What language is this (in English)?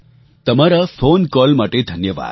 Gujarati